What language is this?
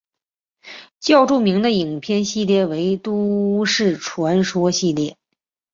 Chinese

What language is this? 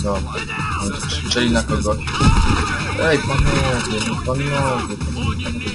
Polish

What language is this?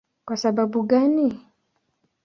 Swahili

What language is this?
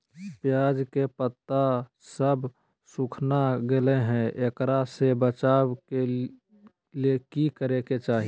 Magahi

